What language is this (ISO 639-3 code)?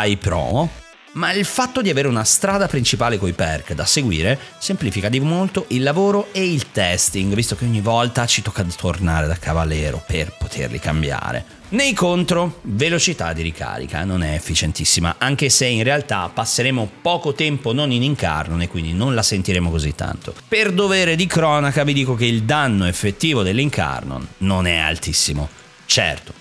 ita